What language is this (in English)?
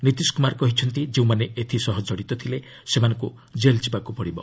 Odia